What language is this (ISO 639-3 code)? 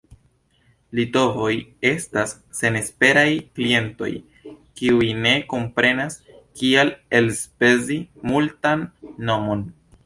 epo